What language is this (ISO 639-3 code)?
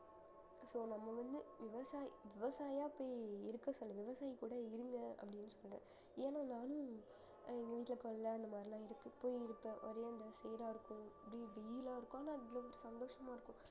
tam